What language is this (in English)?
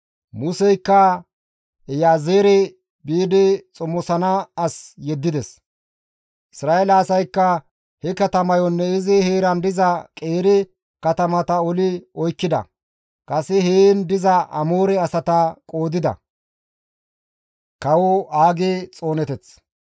Gamo